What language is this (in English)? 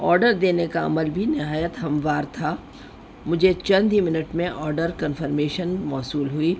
Urdu